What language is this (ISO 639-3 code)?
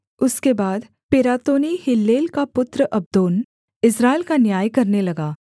hin